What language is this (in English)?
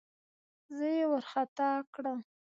Pashto